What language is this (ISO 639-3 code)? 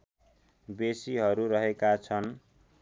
nep